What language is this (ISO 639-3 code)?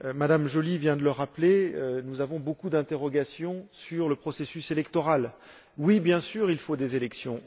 fra